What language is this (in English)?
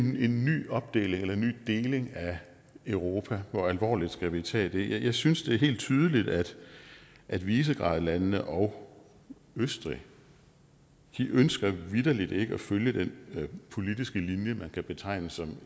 Danish